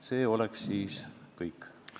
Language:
Estonian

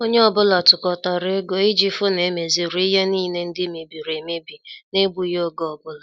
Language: Igbo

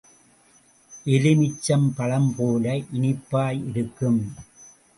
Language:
Tamil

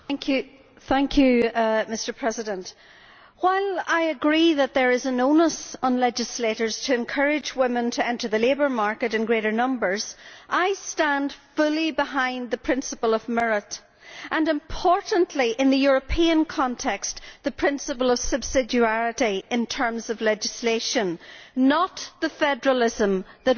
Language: English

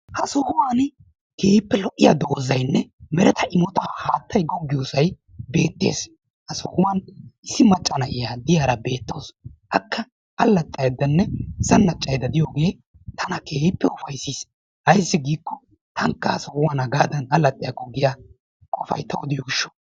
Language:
Wolaytta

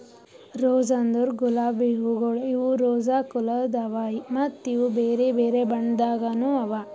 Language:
Kannada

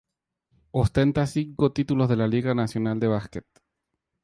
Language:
Spanish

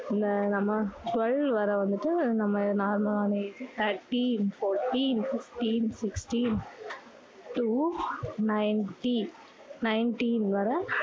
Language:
Tamil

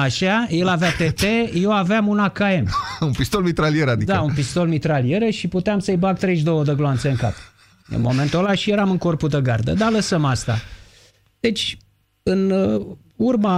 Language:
Romanian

